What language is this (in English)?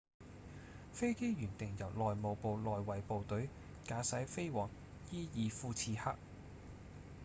Cantonese